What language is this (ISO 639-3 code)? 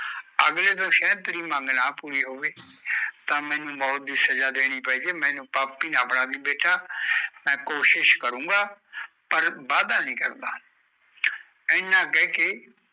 pan